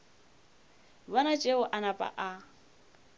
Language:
Northern Sotho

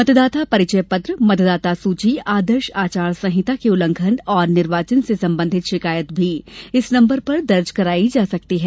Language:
Hindi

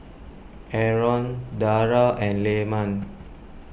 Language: English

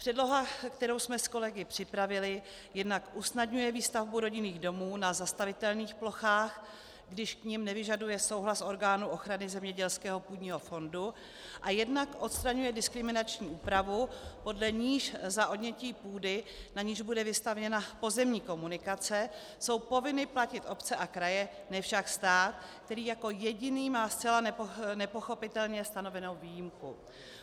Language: Czech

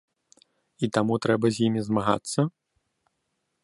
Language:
Belarusian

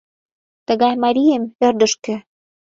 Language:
Mari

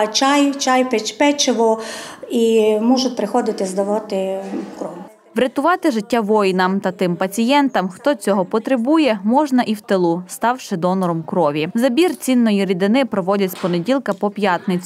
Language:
Ukrainian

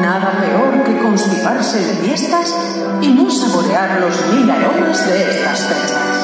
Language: Spanish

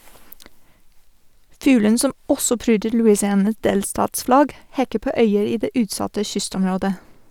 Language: Norwegian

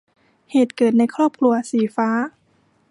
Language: Thai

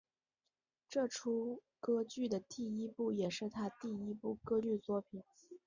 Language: Chinese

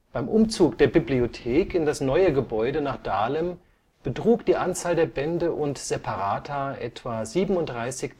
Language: German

